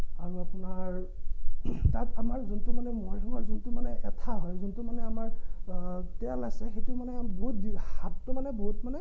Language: Assamese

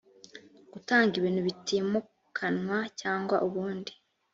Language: Kinyarwanda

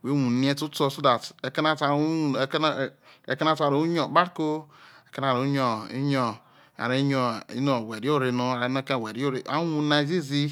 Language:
Isoko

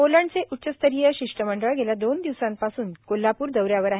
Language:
Marathi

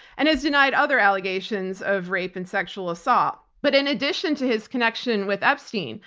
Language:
English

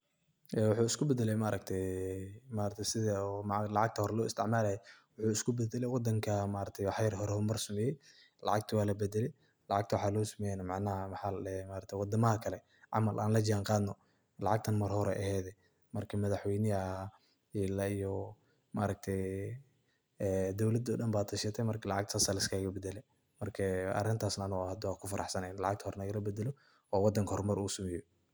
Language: Somali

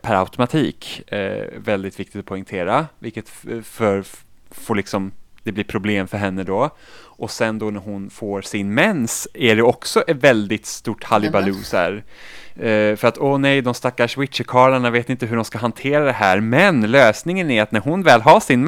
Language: Swedish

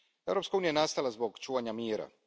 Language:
Croatian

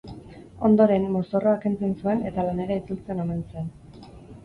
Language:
Basque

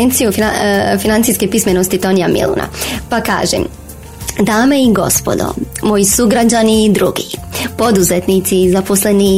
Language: Croatian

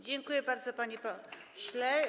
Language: Polish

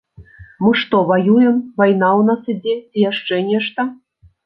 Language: Belarusian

